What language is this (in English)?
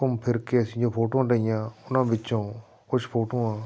Punjabi